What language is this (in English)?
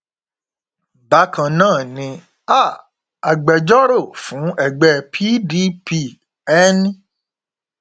Yoruba